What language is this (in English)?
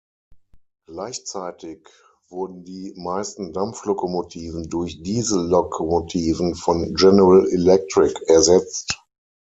German